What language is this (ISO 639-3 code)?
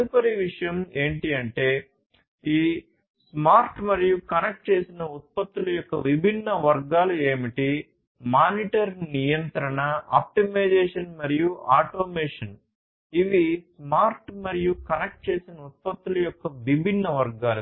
tel